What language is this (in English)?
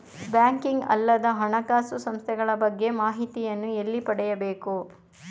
Kannada